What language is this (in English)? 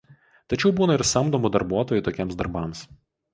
Lithuanian